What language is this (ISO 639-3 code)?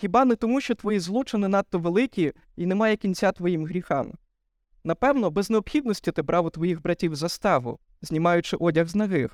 ukr